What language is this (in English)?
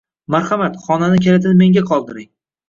Uzbek